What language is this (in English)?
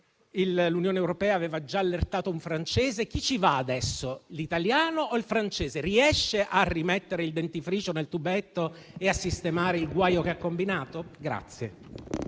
Italian